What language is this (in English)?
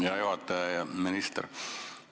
Estonian